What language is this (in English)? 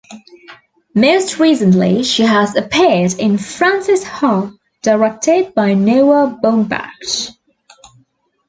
English